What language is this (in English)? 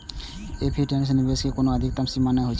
Maithili